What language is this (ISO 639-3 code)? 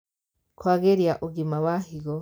kik